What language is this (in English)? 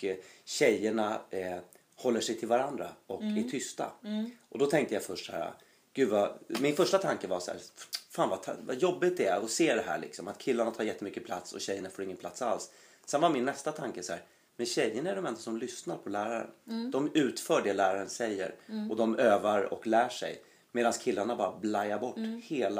Swedish